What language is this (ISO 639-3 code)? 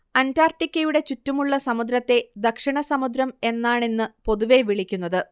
mal